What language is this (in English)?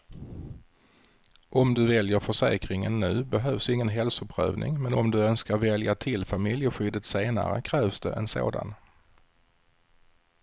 Swedish